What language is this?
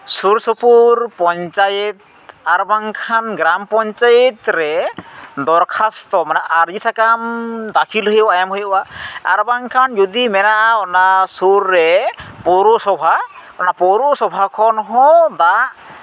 Santali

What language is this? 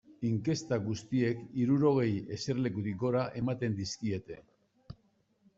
Basque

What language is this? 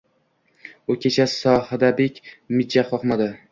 Uzbek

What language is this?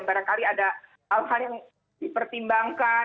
Indonesian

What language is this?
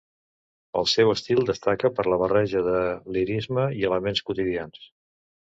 Catalan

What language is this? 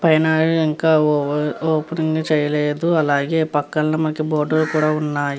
Telugu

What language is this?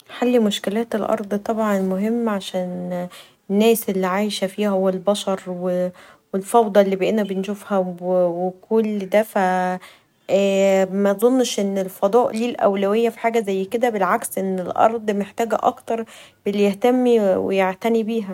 Egyptian Arabic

